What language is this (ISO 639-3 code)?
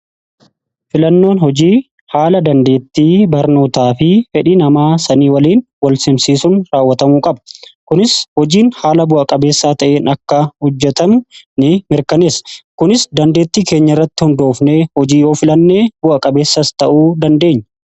orm